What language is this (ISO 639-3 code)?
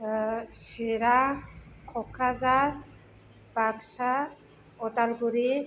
brx